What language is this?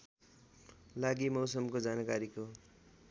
Nepali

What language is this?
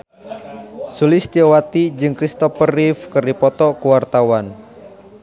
Sundanese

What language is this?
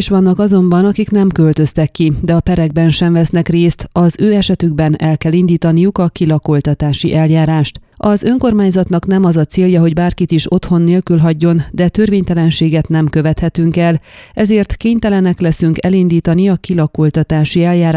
Hungarian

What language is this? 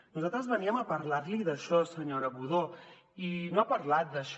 Catalan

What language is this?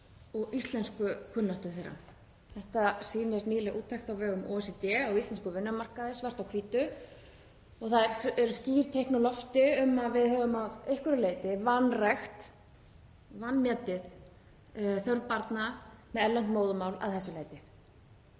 Icelandic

